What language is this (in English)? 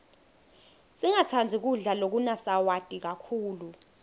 Swati